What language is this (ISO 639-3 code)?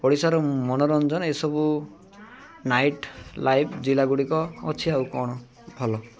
ori